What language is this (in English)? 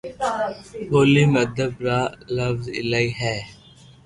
Loarki